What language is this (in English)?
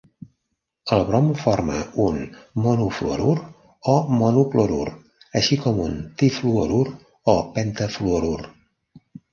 Catalan